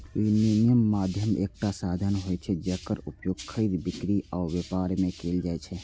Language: Maithili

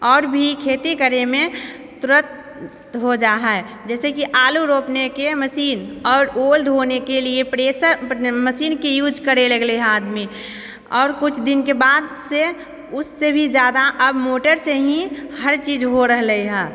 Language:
Maithili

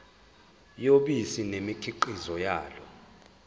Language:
Zulu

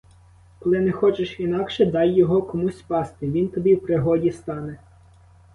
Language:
Ukrainian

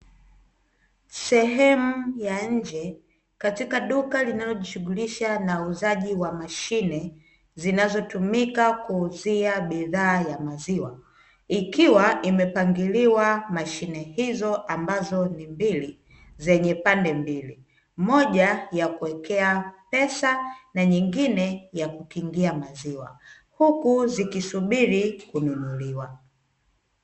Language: Swahili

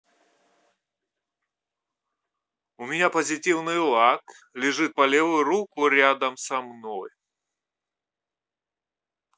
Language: Russian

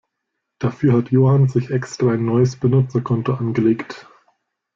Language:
German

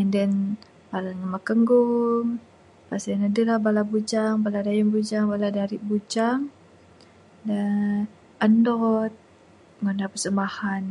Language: Bukar-Sadung Bidayuh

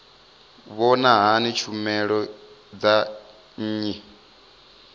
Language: Venda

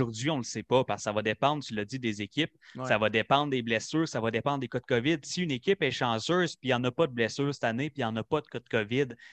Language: French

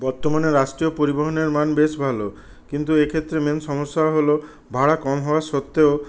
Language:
Bangla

